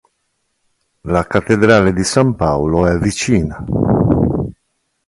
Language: Italian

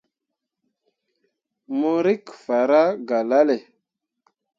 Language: Mundang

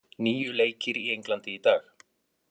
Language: Icelandic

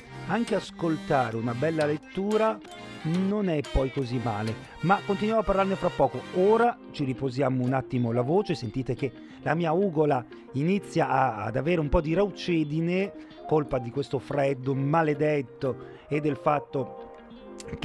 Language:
Italian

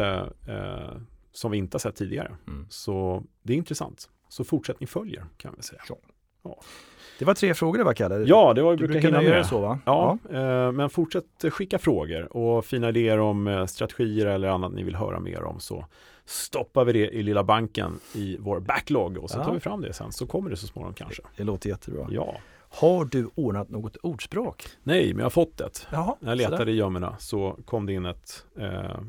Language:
Swedish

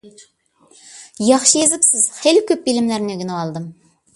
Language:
Uyghur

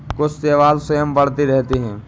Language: Hindi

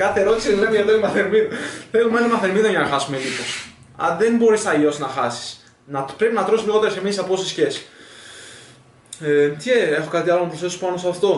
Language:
Greek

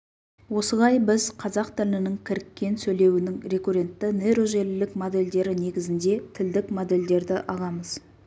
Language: Kazakh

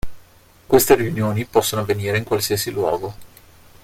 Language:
Italian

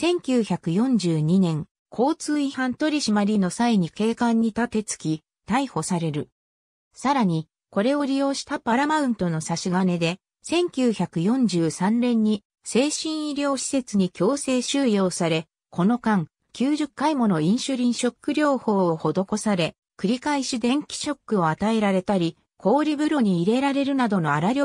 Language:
Japanese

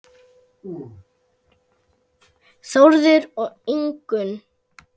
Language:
Icelandic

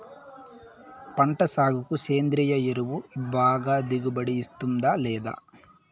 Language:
Telugu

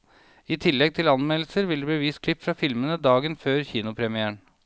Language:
Norwegian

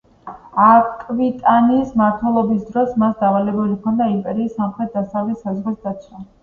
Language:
Georgian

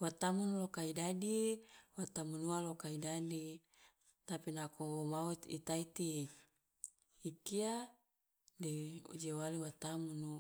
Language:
Loloda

